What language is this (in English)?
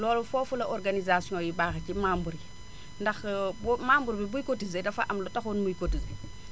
Wolof